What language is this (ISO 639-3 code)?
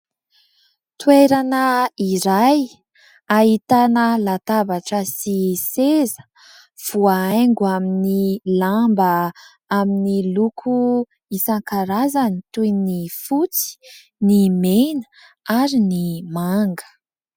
mlg